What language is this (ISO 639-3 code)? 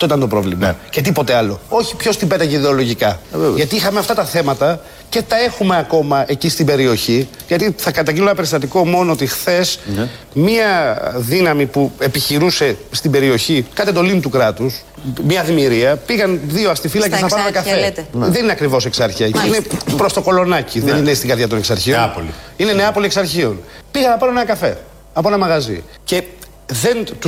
ell